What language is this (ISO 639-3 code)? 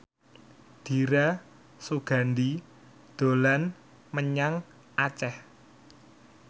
jav